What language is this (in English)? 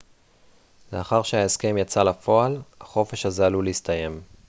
Hebrew